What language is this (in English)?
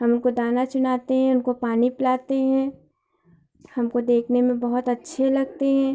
Hindi